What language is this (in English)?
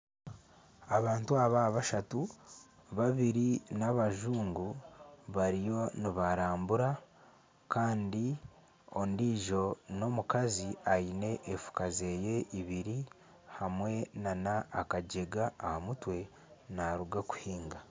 Nyankole